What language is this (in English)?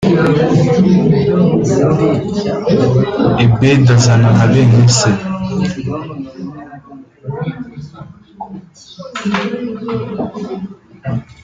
Kinyarwanda